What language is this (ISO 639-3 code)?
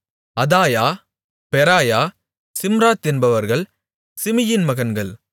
tam